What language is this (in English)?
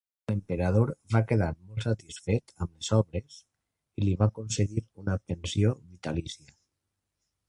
Catalan